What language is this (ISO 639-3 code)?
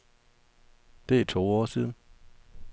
dan